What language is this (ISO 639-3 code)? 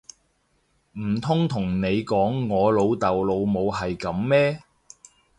yue